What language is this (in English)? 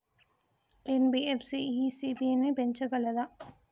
Telugu